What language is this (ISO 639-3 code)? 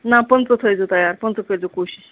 kas